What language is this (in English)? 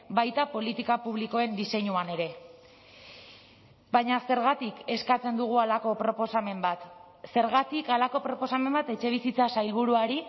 Basque